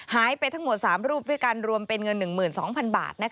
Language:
Thai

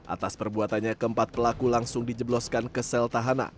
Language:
Indonesian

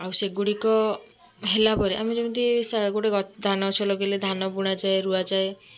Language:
Odia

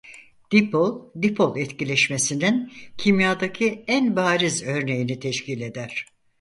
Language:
Turkish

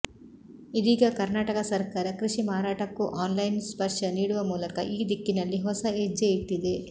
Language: Kannada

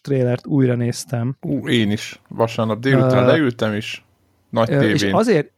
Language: Hungarian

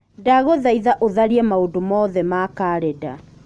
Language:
Kikuyu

